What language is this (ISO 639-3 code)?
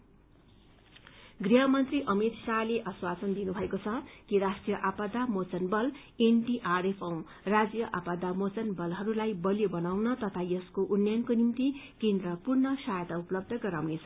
nep